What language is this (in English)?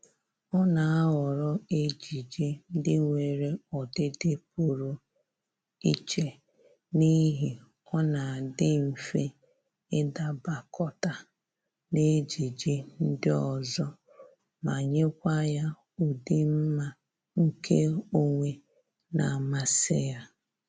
Igbo